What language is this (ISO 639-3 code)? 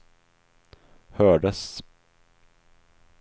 swe